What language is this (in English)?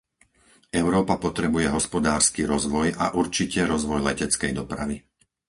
Slovak